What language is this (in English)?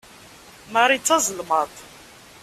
Kabyle